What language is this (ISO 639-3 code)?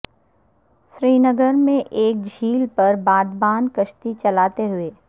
urd